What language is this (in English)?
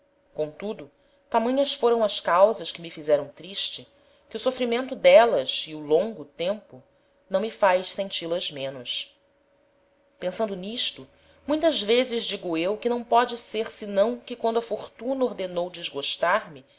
Portuguese